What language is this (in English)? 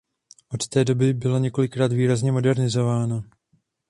Czech